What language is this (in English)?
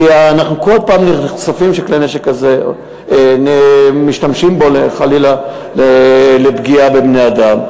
Hebrew